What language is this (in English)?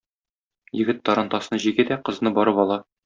Tatar